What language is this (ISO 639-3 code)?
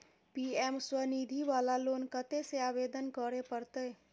mai